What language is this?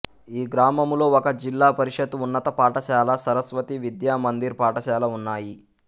Telugu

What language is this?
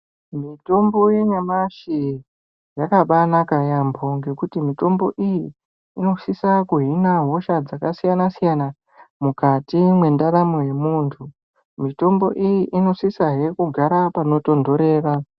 Ndau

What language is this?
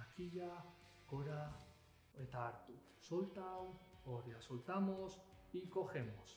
Spanish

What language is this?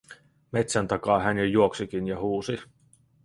Finnish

